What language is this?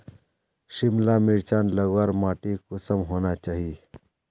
Magahi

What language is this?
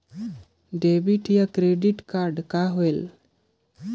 Chhattisgarhi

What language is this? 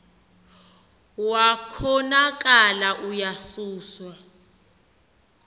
Xhosa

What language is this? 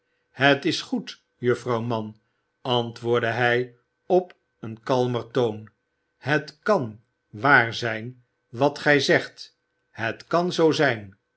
Dutch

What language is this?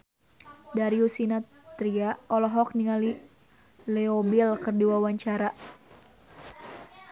Sundanese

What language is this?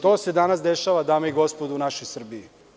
Serbian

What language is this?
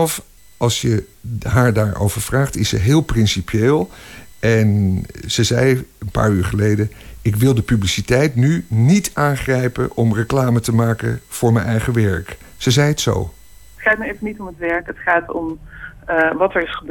Dutch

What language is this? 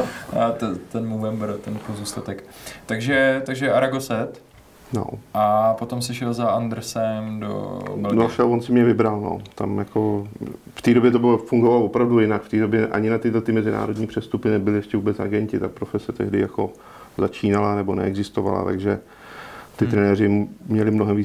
Czech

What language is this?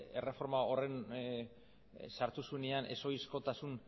Basque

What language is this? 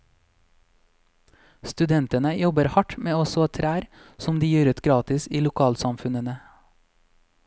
Norwegian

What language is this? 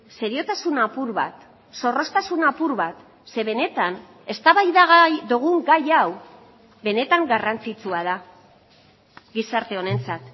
Basque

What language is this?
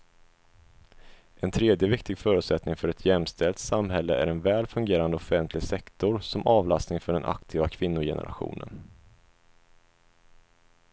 Swedish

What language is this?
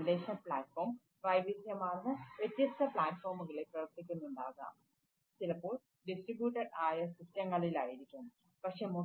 Malayalam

